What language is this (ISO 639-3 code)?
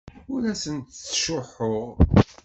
kab